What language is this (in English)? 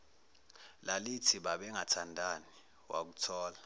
Zulu